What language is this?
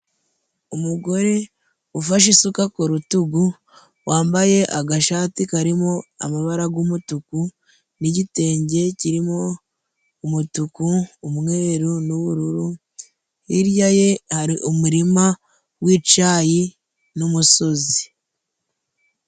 Kinyarwanda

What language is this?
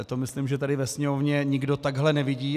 Czech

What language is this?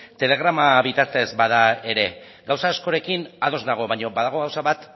Basque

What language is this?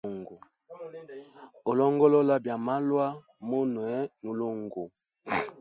Hemba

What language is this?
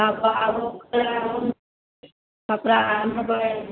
Maithili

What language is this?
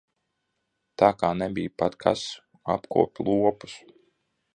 Latvian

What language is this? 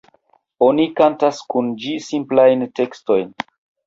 Esperanto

